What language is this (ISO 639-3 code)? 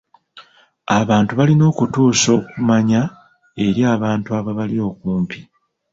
lug